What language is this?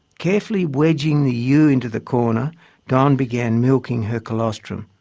English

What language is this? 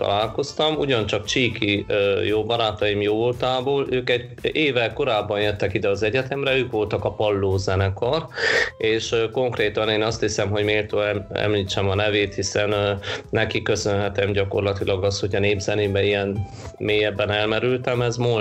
Hungarian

